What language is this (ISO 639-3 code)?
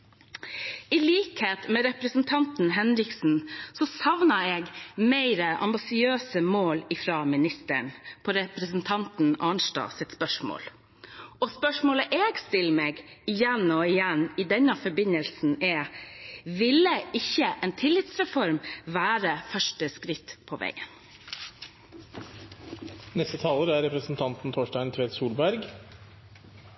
nob